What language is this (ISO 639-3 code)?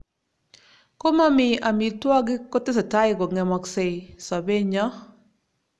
kln